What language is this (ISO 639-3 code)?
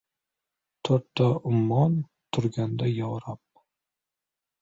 uzb